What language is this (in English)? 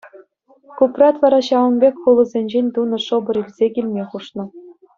Chuvash